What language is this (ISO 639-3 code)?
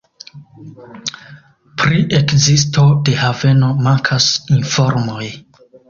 epo